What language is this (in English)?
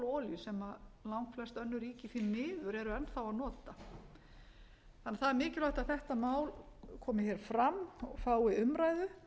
Icelandic